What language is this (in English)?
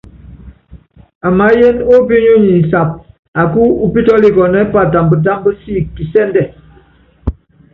Yangben